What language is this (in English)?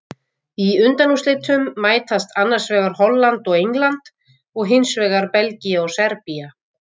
Icelandic